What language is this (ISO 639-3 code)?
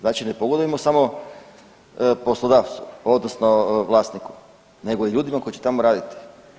hrv